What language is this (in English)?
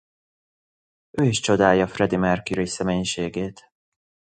Hungarian